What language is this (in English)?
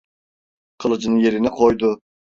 Turkish